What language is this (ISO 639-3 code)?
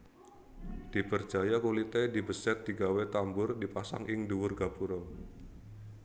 jav